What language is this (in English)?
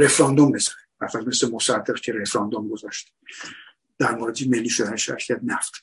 Persian